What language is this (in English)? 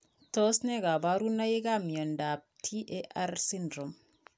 Kalenjin